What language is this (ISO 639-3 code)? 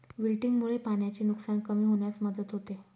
mar